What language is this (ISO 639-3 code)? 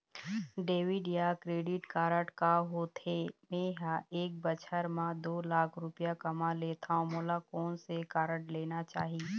hne